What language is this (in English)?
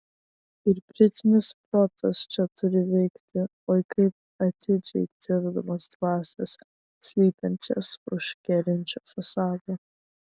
Lithuanian